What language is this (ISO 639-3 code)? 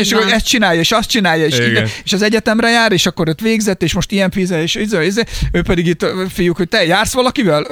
hun